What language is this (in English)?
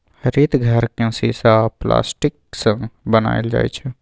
Maithili